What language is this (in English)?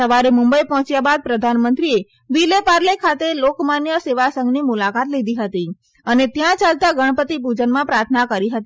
Gujarati